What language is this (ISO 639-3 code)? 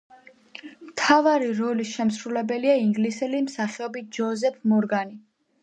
kat